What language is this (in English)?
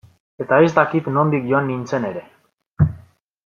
Basque